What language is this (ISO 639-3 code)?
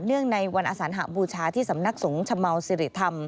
tha